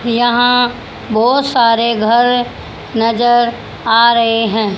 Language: Hindi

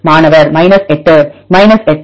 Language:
Tamil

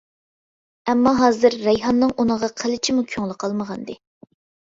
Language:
Uyghur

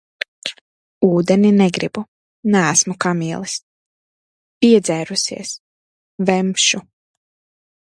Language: Latvian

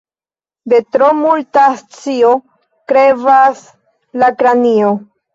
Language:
Esperanto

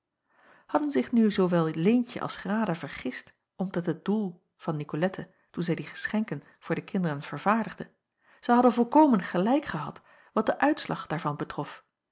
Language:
Dutch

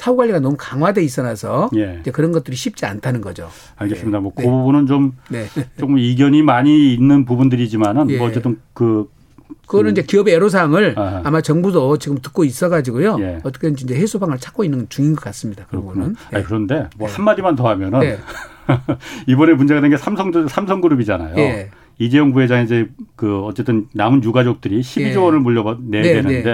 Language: Korean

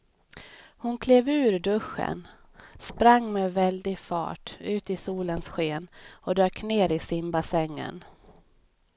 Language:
Swedish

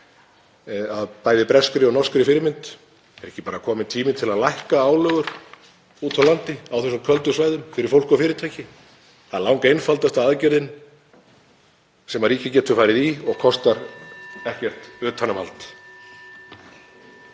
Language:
Icelandic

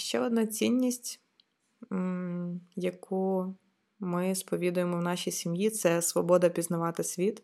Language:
Ukrainian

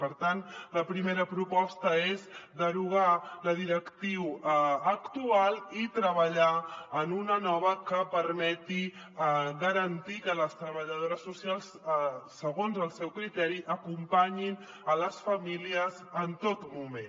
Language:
Catalan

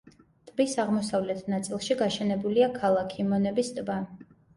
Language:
Georgian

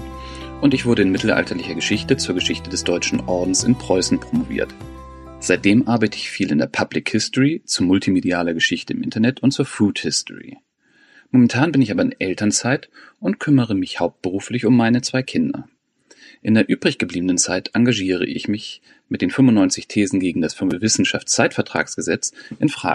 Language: German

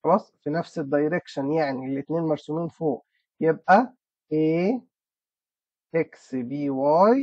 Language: Arabic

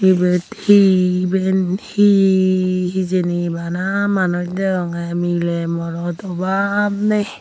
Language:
Chakma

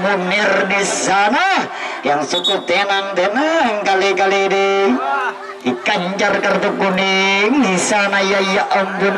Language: Indonesian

